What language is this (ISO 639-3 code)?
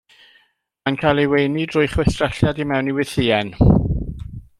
cym